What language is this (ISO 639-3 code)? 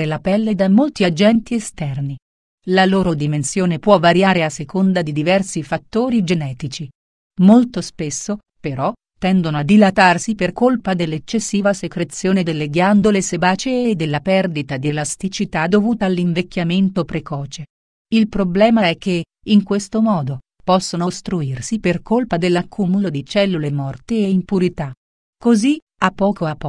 ita